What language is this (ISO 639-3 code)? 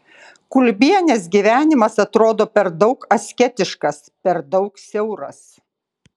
lit